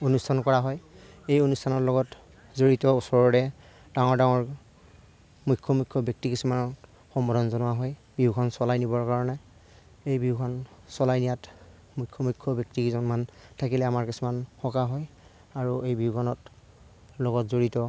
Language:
Assamese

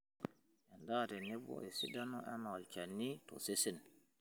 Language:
Masai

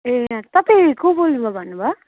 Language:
Nepali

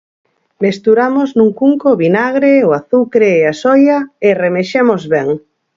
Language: Galician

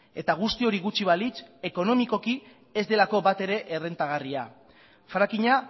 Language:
Basque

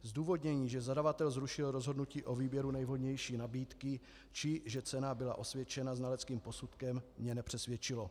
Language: Czech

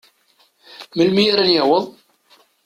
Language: Kabyle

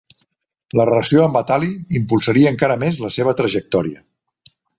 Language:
Catalan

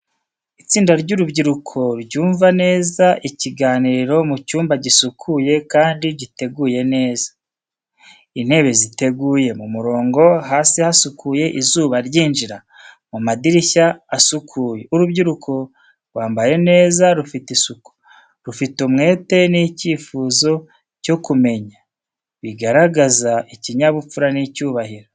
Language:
Kinyarwanda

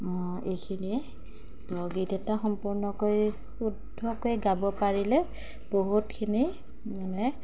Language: Assamese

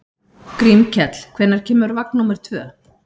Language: Icelandic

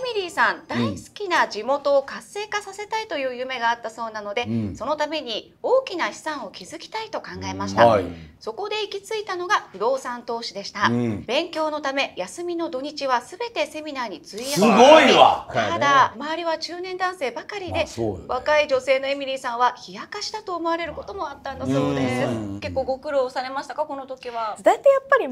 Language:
Japanese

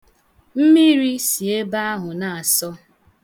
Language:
Igbo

